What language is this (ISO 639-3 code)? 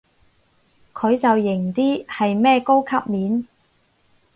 yue